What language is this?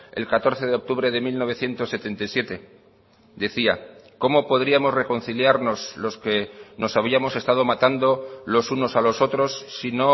Spanish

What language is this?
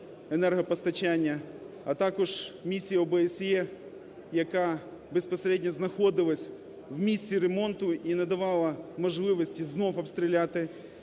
Ukrainian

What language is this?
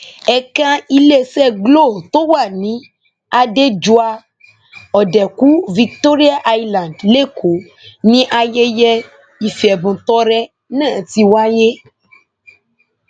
Yoruba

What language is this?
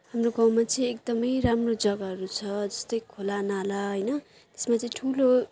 Nepali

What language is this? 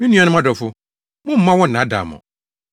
Akan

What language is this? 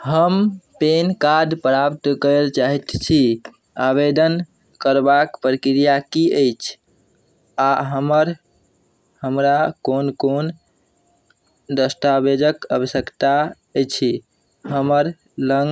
Maithili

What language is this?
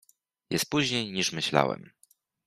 Polish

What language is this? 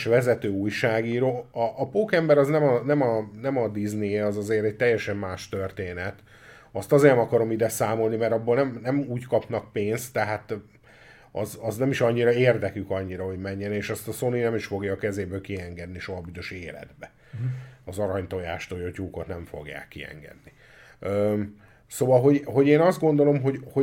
Hungarian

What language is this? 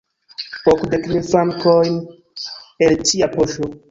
Esperanto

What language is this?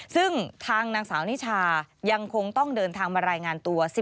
Thai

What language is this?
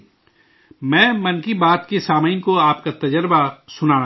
Urdu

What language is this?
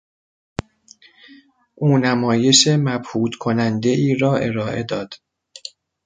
Persian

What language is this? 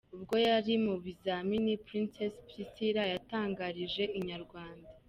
Kinyarwanda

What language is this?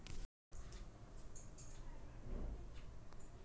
Marathi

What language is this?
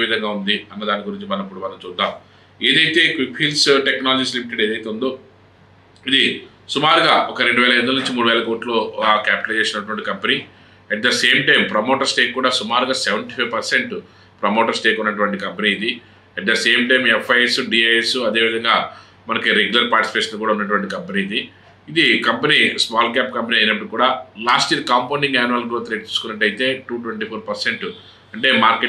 Telugu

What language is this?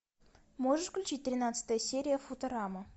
Russian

